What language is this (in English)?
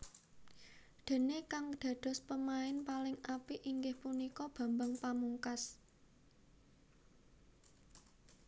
Javanese